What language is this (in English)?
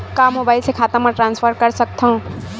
Chhattisgarhi